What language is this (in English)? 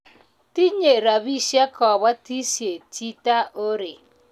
Kalenjin